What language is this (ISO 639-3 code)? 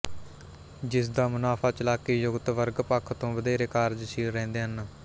pan